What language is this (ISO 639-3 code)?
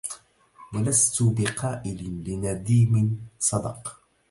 ara